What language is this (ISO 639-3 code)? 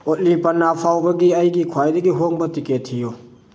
mni